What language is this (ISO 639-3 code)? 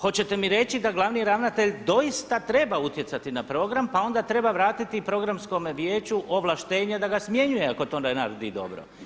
hrv